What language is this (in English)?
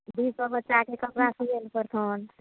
Maithili